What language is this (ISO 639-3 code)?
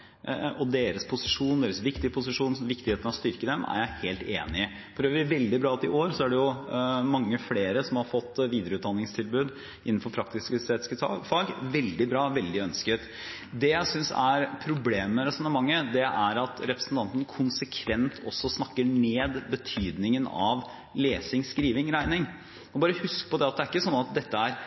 nob